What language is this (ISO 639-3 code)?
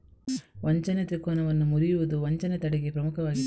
kan